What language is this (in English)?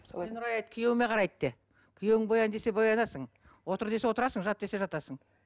Kazakh